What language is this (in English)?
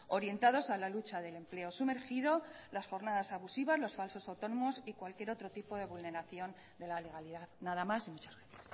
Spanish